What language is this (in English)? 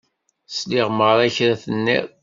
Kabyle